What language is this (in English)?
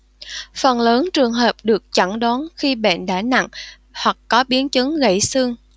Vietnamese